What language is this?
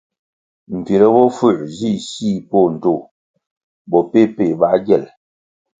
Kwasio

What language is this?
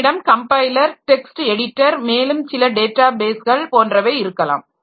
Tamil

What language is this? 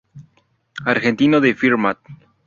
Spanish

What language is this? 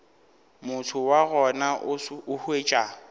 Northern Sotho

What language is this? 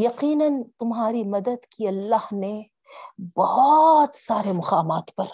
Urdu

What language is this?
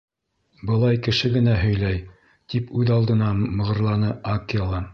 Bashkir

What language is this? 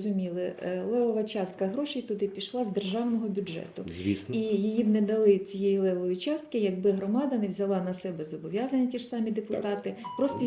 Ukrainian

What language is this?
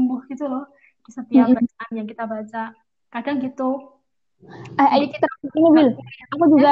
Indonesian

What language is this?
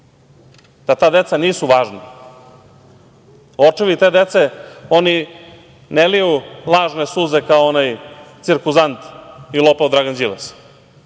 Serbian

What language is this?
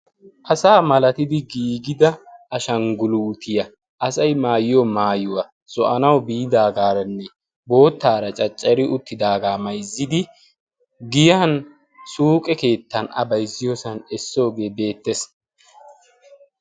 Wolaytta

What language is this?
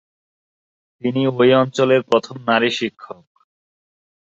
Bangla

